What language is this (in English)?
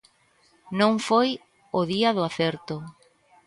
Galician